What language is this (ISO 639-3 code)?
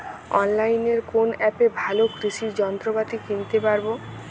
ben